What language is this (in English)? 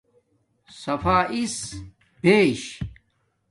Domaaki